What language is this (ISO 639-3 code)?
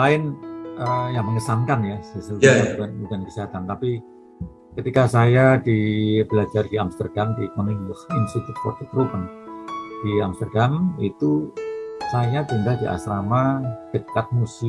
ind